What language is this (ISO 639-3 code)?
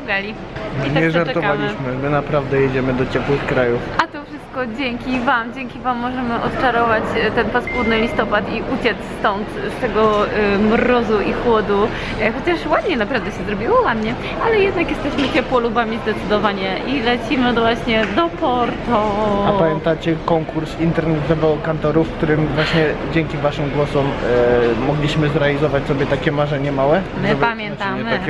pol